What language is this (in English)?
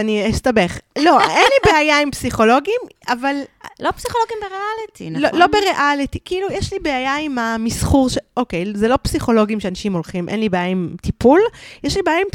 Hebrew